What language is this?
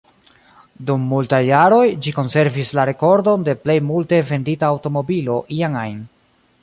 Esperanto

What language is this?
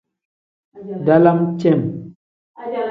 Tem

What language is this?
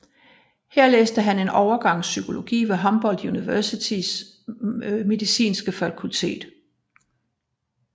Danish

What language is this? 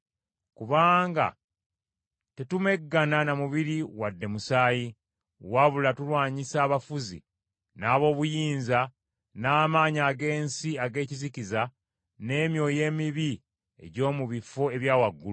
Ganda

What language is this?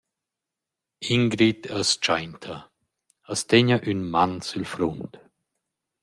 Romansh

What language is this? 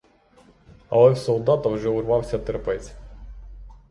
Ukrainian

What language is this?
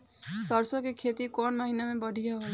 Bhojpuri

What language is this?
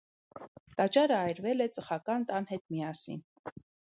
Armenian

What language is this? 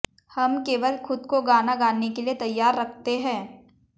Hindi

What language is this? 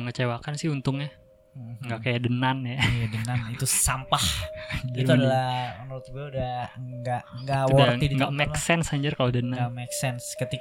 Indonesian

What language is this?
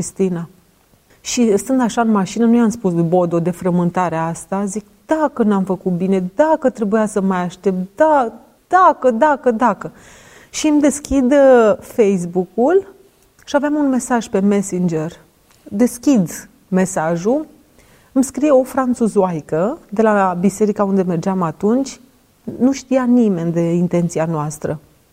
Romanian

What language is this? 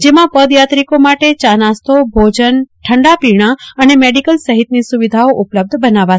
Gujarati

